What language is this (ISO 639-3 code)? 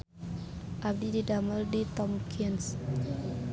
sun